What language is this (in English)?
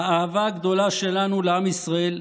Hebrew